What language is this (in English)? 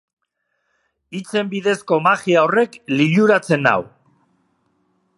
Basque